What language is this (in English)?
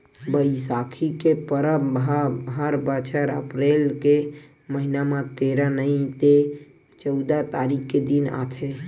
Chhattisgarhi